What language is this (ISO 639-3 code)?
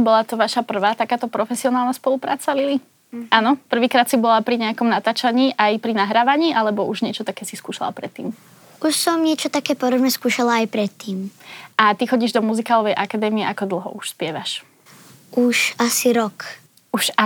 slk